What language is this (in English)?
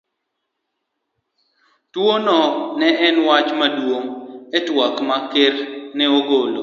Luo (Kenya and Tanzania)